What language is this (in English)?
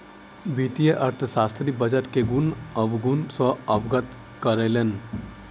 Maithili